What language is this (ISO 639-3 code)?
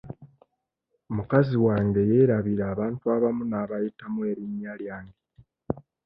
lug